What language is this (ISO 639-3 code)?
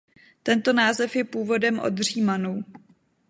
ces